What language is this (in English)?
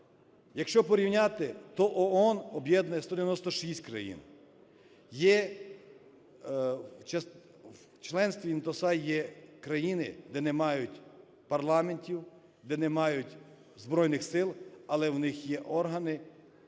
Ukrainian